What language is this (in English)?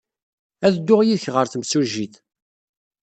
Kabyle